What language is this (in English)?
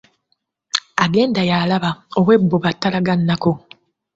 Ganda